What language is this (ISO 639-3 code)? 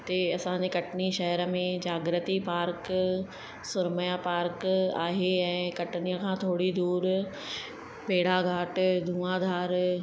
snd